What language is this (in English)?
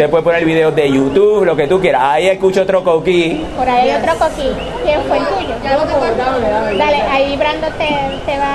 Spanish